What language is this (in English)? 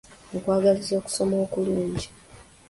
Ganda